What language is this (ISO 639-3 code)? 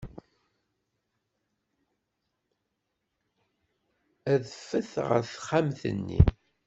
kab